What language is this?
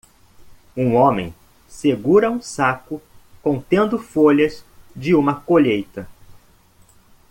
Portuguese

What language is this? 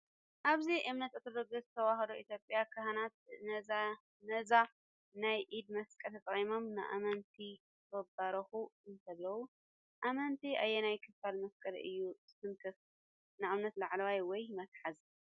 Tigrinya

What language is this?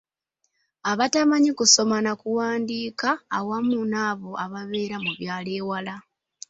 Ganda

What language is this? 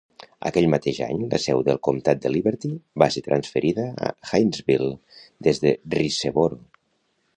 Catalan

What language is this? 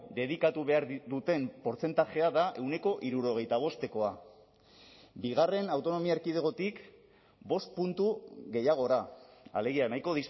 Basque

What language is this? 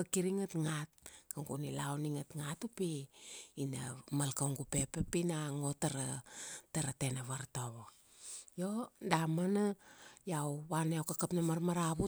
Kuanua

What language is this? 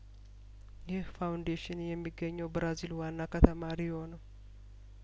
Amharic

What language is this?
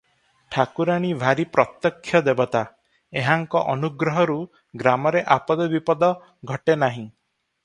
Odia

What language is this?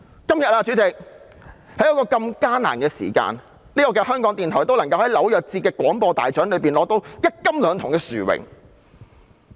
Cantonese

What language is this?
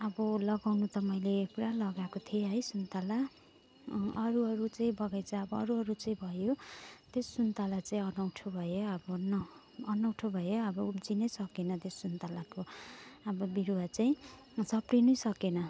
Nepali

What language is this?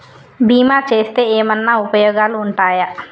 Telugu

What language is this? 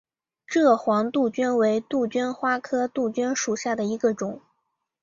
Chinese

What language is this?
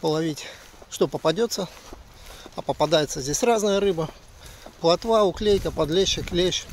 Russian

